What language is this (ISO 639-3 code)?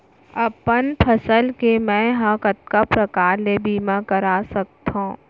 hne